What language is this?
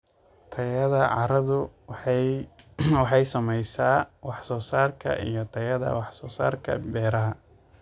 Somali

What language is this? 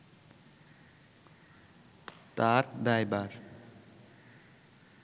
Bangla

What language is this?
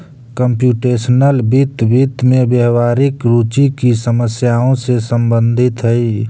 Magahi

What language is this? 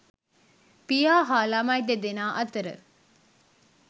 Sinhala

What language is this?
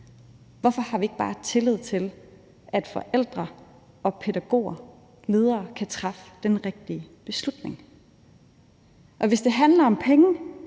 Danish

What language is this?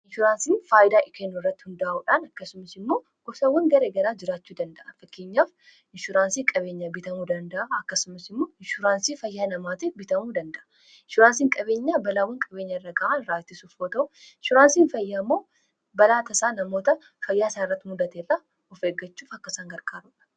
Oromo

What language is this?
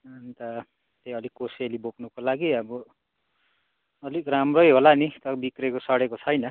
Nepali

